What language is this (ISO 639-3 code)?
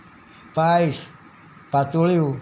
kok